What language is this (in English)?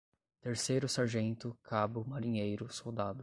Portuguese